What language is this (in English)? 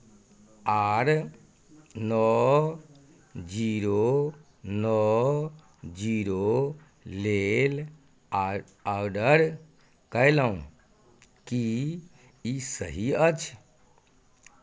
Maithili